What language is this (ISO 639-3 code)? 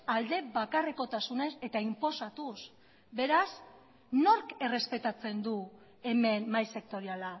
eus